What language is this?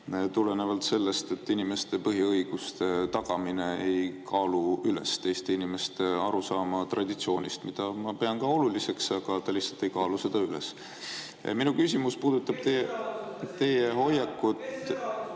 Estonian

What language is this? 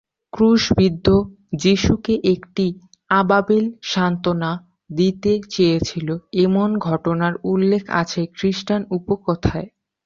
Bangla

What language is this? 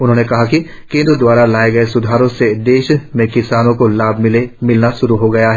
Hindi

